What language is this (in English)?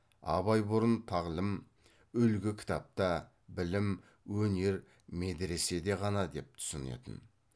Kazakh